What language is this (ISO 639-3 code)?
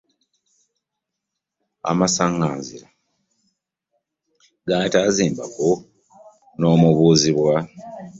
lug